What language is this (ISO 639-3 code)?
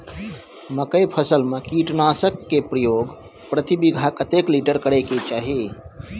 mai